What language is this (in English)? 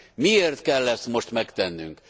Hungarian